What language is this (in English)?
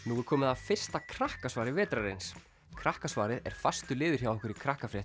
Icelandic